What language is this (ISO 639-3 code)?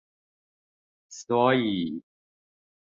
zho